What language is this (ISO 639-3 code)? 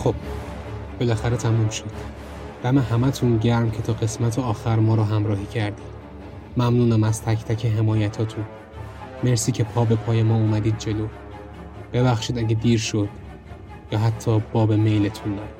fas